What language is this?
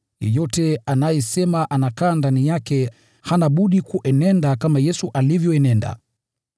Swahili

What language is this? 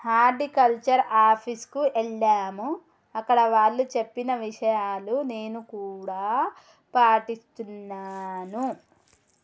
Telugu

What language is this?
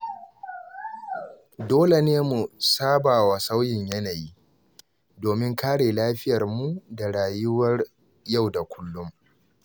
Hausa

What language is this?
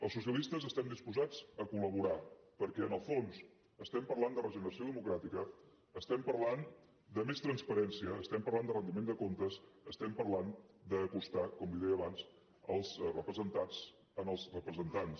Catalan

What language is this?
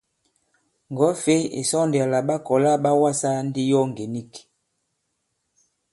Bankon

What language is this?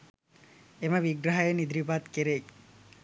Sinhala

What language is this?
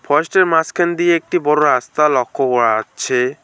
Bangla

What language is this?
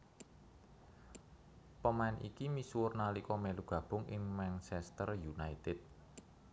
Javanese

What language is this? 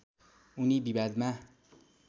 Nepali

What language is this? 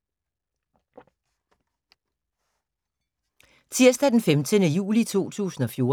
Danish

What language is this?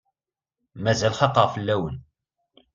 Kabyle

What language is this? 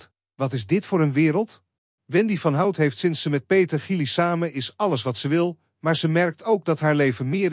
Dutch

